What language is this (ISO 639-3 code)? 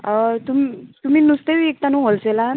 kok